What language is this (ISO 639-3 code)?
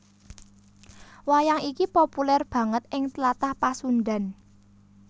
jav